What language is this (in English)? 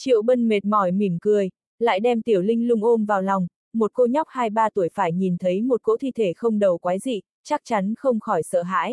Vietnamese